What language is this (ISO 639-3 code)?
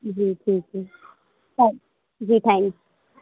urd